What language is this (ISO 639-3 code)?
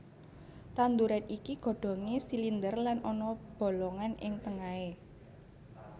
jav